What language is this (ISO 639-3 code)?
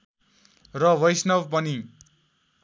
nep